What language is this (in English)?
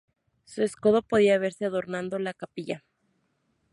Spanish